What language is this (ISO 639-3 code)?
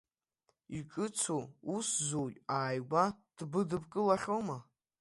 abk